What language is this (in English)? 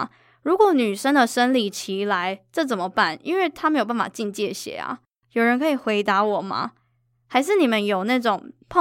Chinese